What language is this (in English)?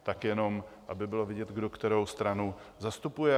Czech